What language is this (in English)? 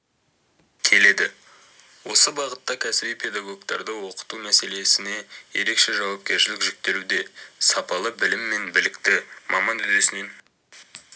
Kazakh